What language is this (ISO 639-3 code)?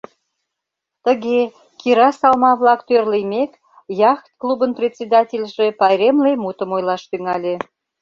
chm